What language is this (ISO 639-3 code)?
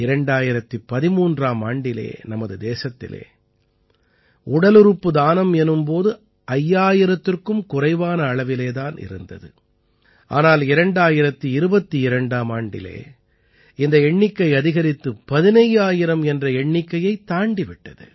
tam